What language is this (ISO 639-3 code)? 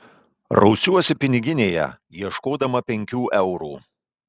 lit